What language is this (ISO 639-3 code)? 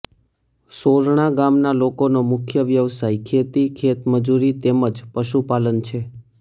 guj